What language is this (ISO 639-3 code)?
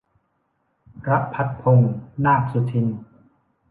tha